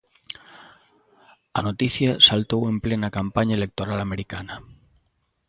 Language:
Galician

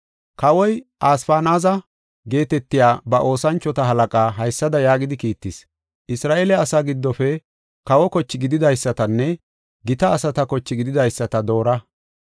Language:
Gofa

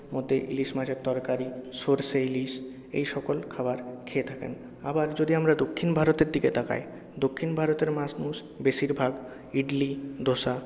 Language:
Bangla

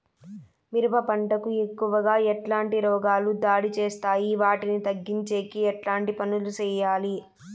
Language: Telugu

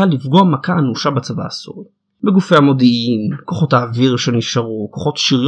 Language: Hebrew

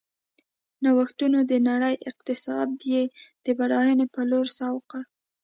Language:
Pashto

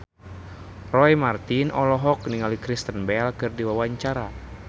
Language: Sundanese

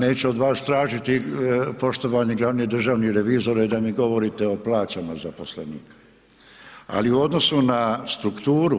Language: Croatian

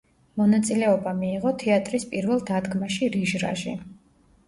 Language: Georgian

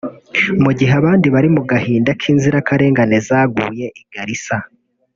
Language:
Kinyarwanda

